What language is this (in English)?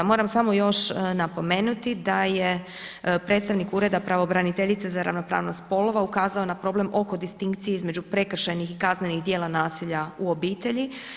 Croatian